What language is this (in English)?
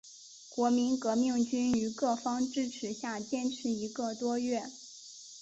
Chinese